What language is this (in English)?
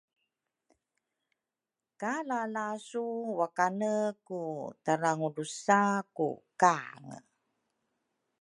Rukai